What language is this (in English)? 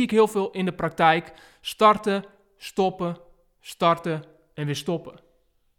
Dutch